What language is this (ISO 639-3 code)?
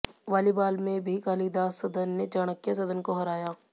hin